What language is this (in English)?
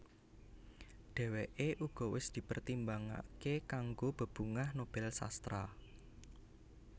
Javanese